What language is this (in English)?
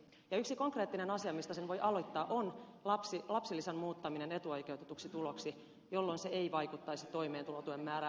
Finnish